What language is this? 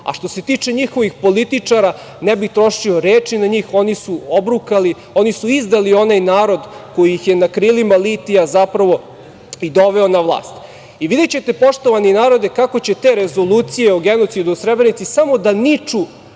Serbian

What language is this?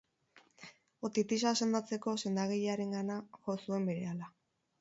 Basque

